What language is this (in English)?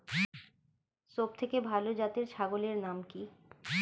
Bangla